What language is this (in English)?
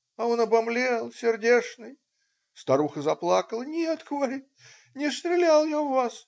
Russian